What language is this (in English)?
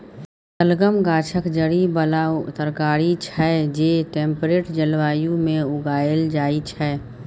Maithili